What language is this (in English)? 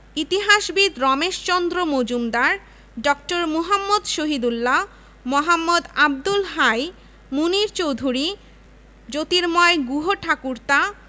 Bangla